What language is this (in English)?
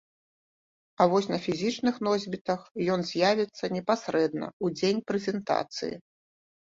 Belarusian